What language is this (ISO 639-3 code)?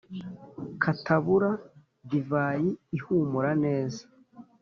kin